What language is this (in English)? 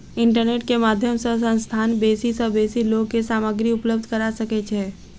Maithili